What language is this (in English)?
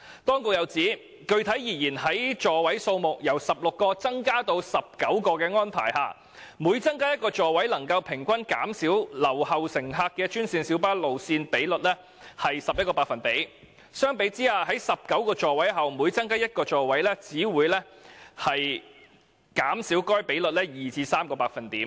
Cantonese